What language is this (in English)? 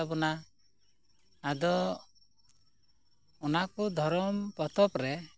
Santali